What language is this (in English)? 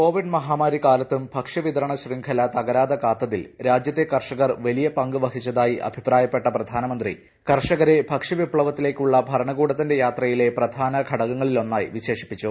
Malayalam